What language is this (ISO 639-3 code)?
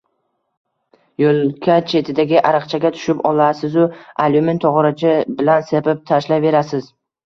uzb